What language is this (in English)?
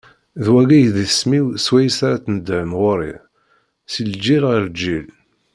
Kabyle